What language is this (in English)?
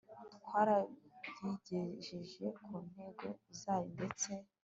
Kinyarwanda